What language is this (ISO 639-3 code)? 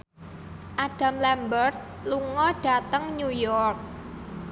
jav